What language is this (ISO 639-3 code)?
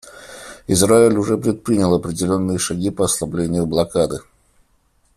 rus